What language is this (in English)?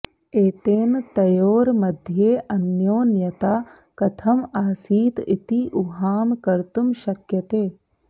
Sanskrit